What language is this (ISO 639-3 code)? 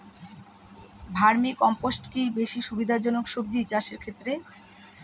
ben